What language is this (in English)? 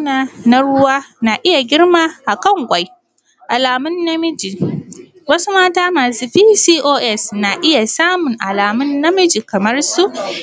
Hausa